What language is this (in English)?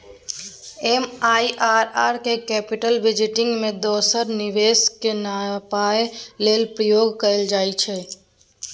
Maithili